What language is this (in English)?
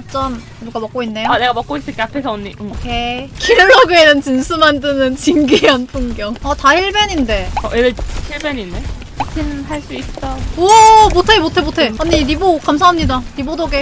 Korean